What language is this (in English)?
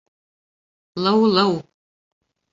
Bashkir